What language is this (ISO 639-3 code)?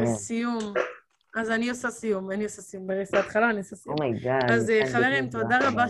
heb